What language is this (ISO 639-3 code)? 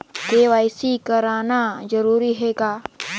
hne